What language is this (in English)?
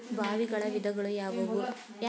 Kannada